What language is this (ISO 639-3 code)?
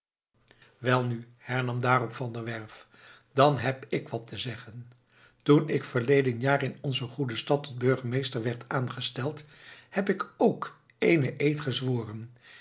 nld